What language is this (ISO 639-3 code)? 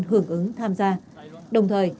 vie